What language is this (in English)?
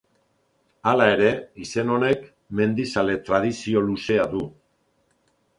Basque